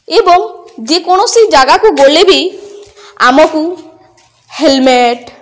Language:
Odia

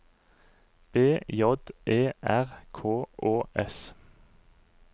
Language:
Norwegian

